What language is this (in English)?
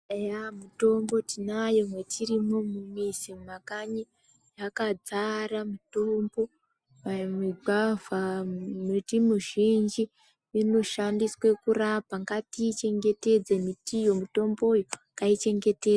Ndau